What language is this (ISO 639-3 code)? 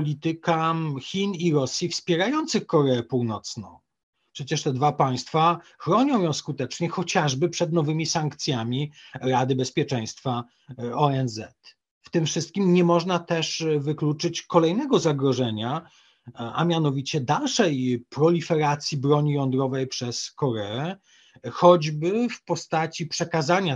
pol